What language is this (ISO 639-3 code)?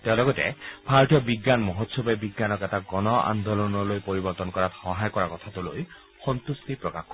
asm